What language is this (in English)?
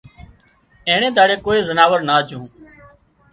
Wadiyara Koli